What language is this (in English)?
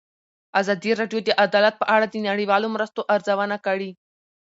Pashto